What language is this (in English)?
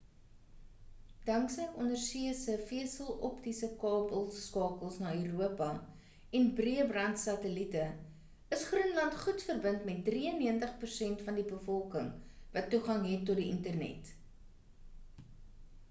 Afrikaans